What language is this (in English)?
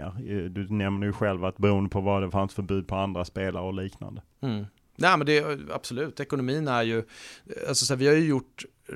Swedish